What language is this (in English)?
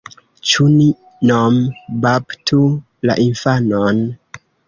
Esperanto